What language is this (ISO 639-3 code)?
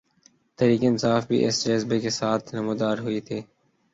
urd